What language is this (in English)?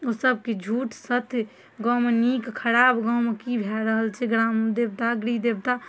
Maithili